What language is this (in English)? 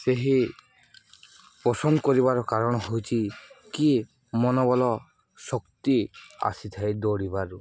Odia